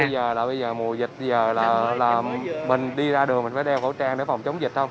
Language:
Vietnamese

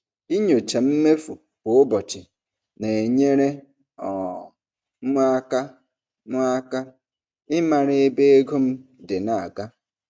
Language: Igbo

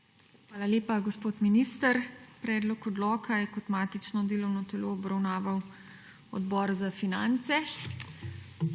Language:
Slovenian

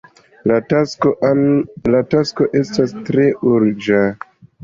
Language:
Esperanto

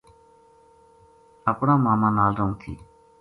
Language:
Gujari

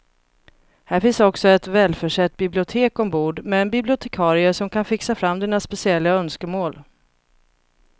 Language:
Swedish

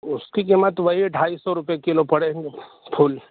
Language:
Urdu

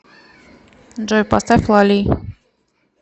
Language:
Russian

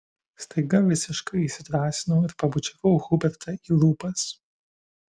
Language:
Lithuanian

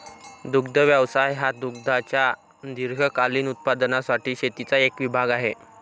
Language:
Marathi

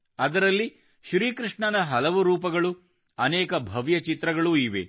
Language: Kannada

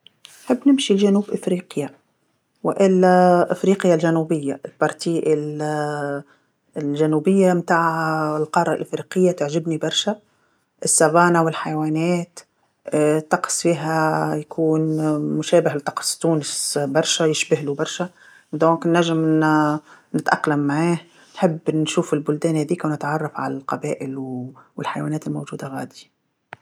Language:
Tunisian Arabic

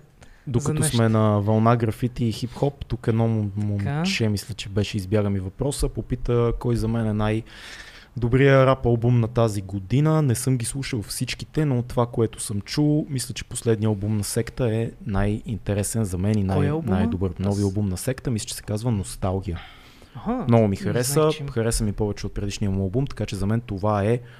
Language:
Bulgarian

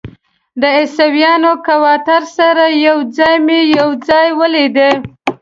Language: Pashto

